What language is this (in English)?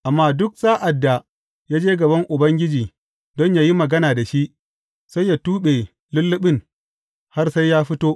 Hausa